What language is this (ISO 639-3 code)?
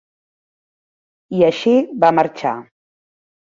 cat